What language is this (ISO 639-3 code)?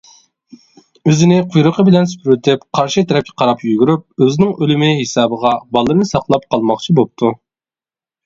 uig